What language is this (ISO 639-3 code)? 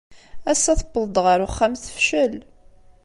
kab